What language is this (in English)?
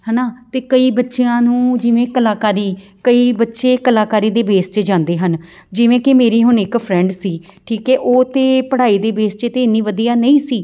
Punjabi